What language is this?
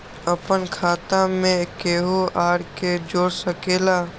Magahi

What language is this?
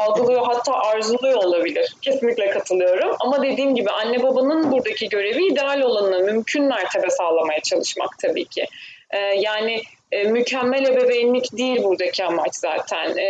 Turkish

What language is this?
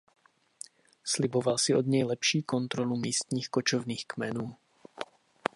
Czech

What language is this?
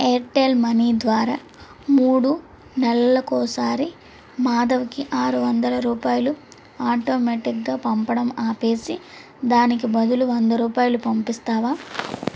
Telugu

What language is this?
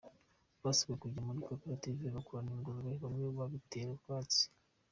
Kinyarwanda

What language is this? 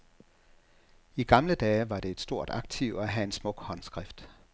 Danish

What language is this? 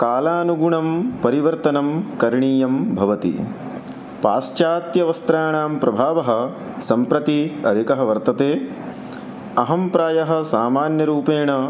Sanskrit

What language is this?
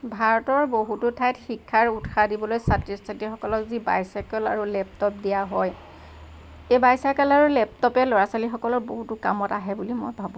Assamese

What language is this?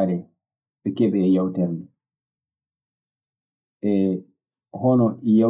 Maasina Fulfulde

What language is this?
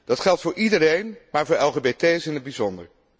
Dutch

